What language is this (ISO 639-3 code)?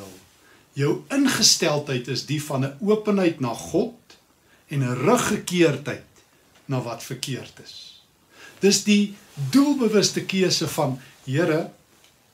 nld